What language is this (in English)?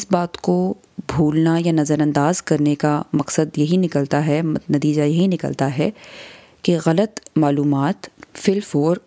Urdu